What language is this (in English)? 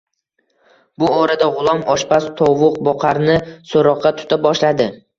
Uzbek